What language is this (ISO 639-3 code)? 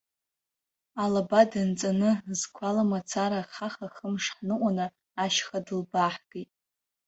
abk